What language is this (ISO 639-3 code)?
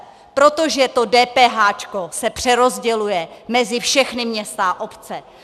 ces